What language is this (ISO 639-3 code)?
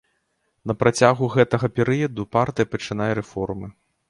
bel